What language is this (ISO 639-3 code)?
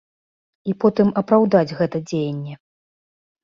bel